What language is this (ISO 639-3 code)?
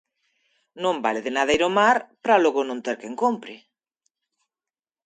glg